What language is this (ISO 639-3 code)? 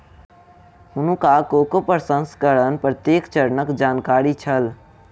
mai